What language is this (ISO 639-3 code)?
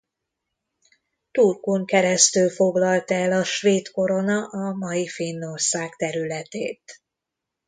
hun